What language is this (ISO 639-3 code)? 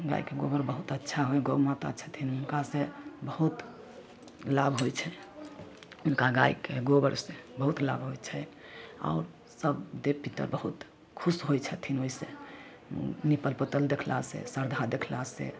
mai